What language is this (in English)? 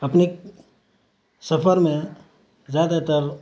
Urdu